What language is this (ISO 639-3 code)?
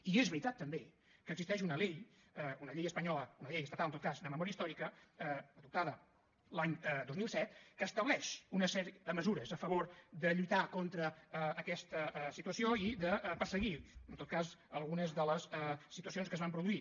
cat